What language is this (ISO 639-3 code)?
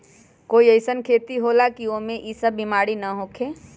mag